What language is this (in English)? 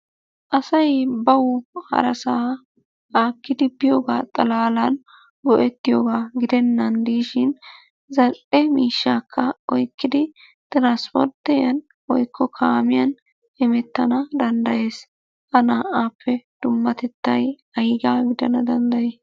Wolaytta